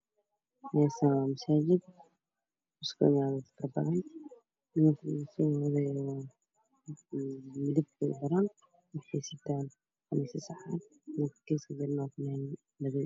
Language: Somali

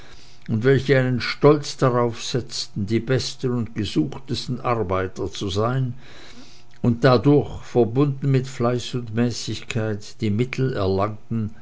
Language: German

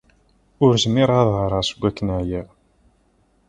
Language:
Kabyle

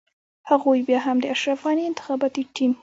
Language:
Pashto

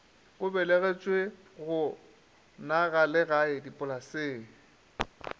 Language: Northern Sotho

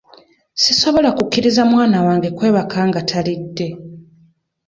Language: Ganda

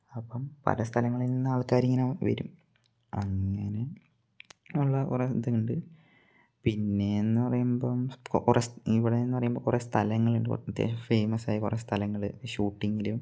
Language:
Malayalam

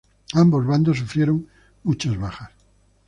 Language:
Spanish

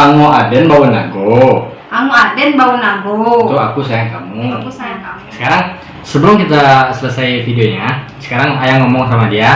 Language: Indonesian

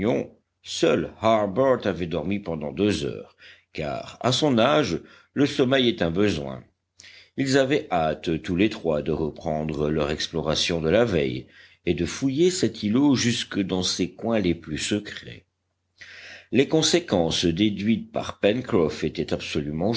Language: French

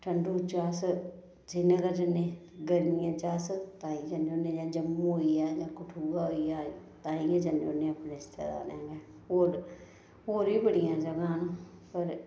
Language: Dogri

